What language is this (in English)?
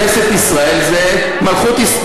Hebrew